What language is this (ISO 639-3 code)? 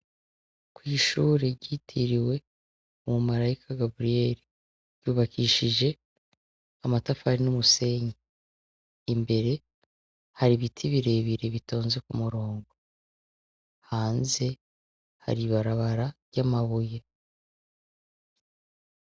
run